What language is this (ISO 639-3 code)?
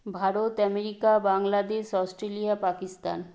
ben